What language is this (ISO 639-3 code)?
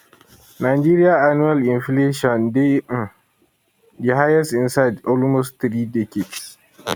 pcm